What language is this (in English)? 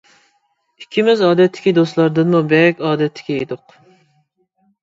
Uyghur